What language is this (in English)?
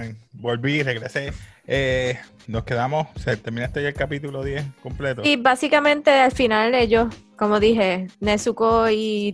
Spanish